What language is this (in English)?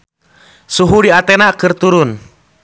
Sundanese